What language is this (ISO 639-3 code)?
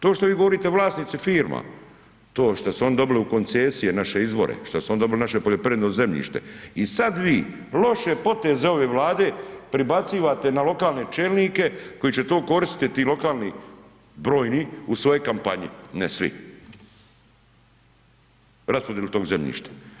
hrv